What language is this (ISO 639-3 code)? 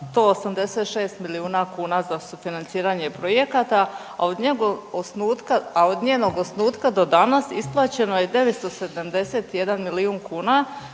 hrv